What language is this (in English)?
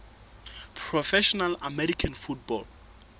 Southern Sotho